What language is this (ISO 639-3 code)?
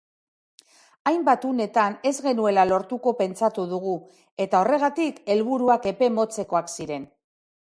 eus